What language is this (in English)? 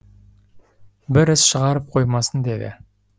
Kazakh